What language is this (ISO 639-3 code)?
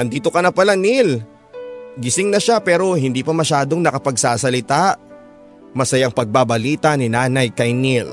fil